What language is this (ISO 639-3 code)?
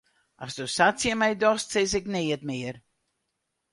fry